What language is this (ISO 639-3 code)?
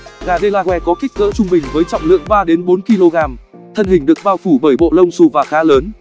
vie